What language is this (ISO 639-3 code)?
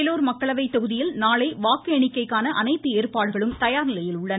tam